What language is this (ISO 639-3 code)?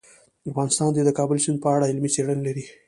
pus